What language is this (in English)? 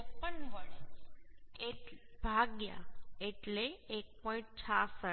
Gujarati